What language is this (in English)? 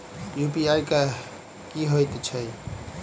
Maithili